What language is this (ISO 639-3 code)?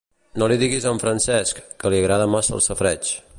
cat